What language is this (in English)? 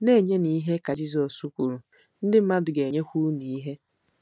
Igbo